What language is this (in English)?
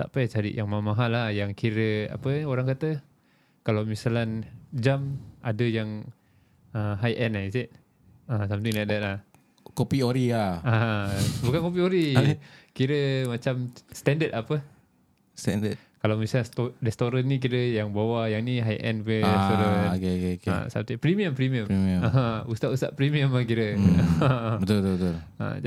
Malay